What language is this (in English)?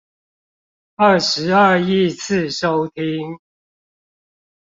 Chinese